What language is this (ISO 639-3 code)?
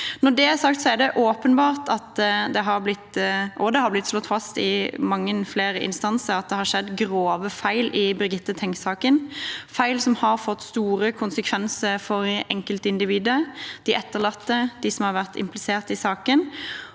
nor